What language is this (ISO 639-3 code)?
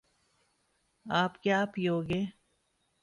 urd